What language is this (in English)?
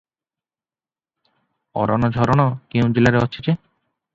Odia